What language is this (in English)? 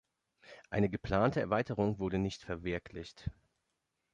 German